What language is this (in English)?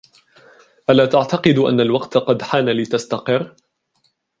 Arabic